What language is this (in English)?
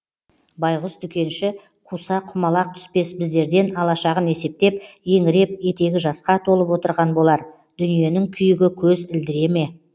Kazakh